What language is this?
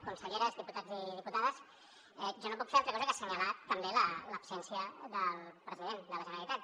Catalan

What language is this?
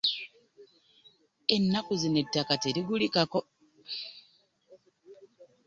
Ganda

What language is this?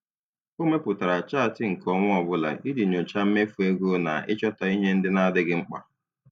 Igbo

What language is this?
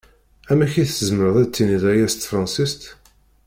Kabyle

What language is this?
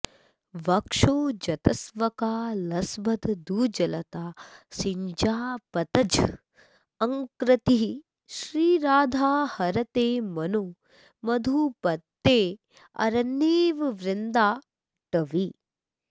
Sanskrit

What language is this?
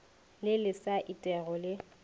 Northern Sotho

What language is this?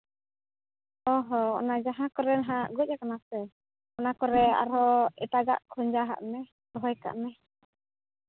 Santali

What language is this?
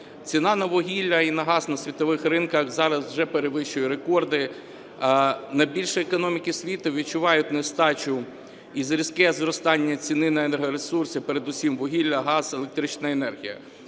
Ukrainian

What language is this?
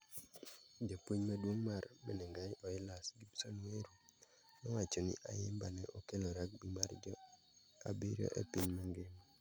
Luo (Kenya and Tanzania)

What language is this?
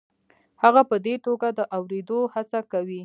Pashto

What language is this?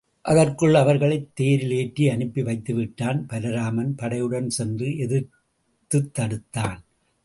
Tamil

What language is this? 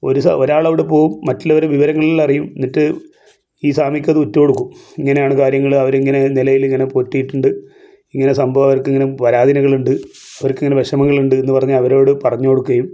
Malayalam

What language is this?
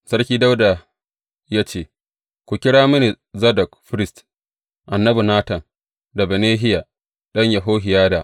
Hausa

